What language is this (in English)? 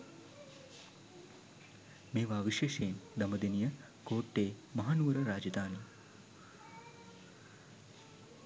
Sinhala